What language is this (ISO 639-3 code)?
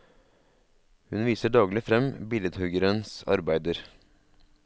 nor